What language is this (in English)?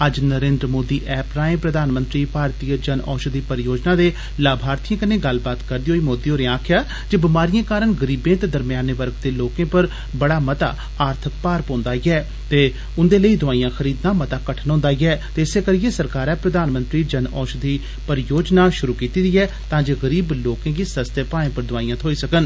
Dogri